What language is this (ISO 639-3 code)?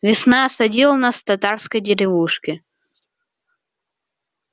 rus